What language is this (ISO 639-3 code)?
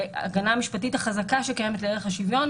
heb